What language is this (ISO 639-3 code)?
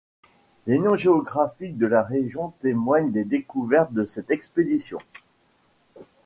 fra